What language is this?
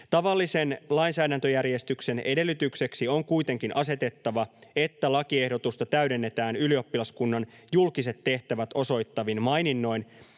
Finnish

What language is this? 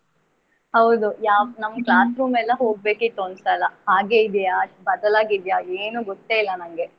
Kannada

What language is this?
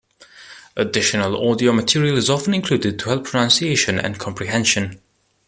English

